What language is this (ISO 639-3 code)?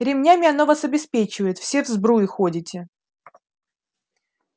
rus